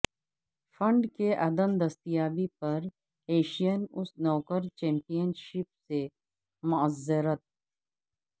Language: Urdu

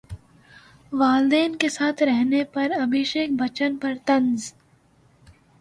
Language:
Urdu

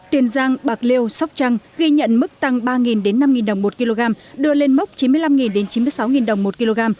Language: Vietnamese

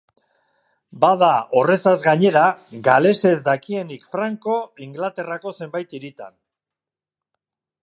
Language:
Basque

